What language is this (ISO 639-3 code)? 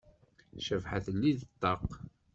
kab